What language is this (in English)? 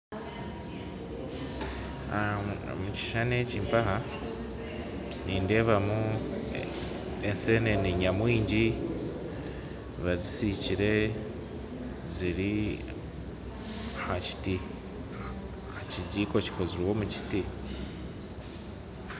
Nyankole